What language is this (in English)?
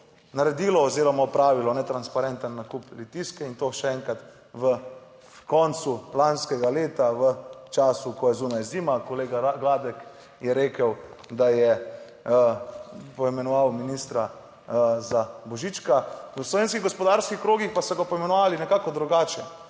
Slovenian